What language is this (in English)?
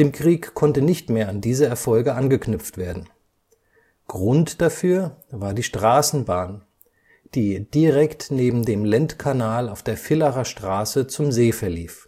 German